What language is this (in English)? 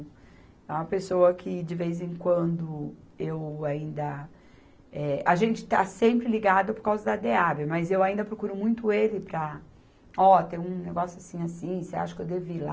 Portuguese